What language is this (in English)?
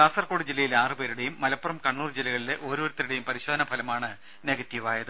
Malayalam